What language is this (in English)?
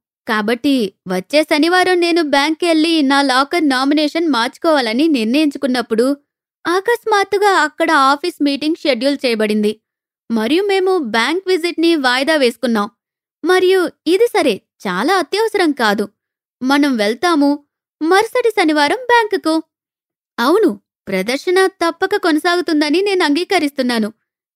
Telugu